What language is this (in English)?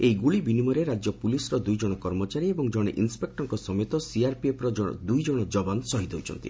Odia